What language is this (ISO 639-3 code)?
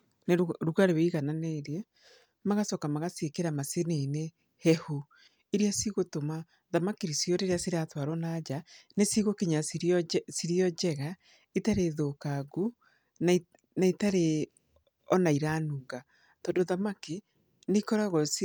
kik